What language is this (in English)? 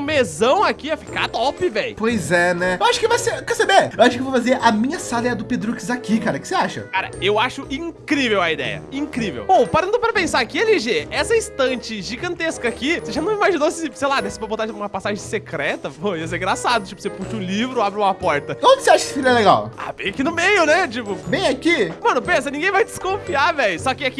Portuguese